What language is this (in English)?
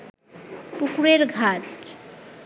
Bangla